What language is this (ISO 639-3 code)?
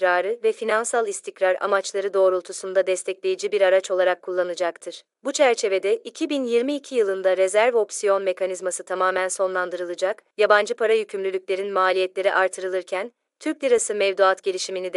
tur